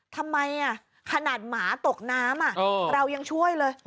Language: Thai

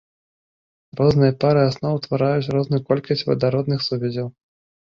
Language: Belarusian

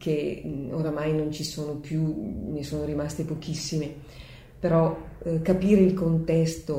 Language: Italian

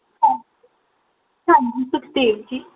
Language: Punjabi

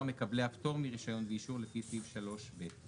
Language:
Hebrew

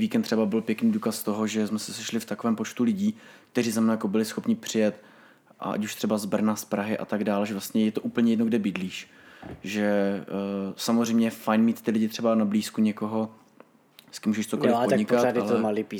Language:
Czech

